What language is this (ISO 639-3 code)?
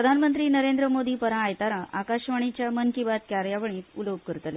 kok